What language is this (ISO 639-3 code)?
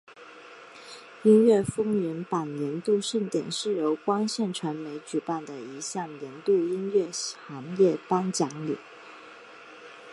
zho